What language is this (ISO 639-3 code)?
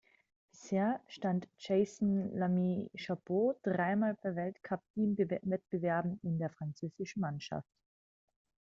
deu